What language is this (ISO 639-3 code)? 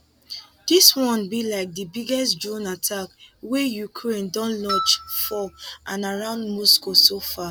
pcm